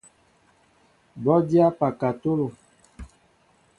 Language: Mbo (Cameroon)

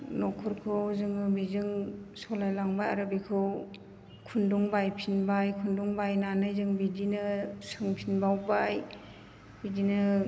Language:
Bodo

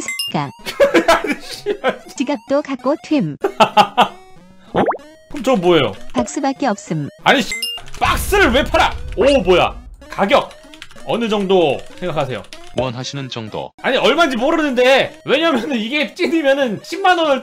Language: Korean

